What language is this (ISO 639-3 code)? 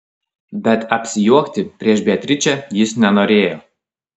lit